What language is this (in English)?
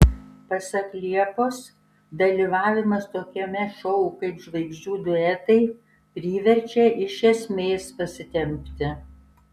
Lithuanian